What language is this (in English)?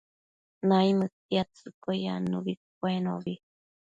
Matsés